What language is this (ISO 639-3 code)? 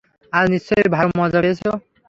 ben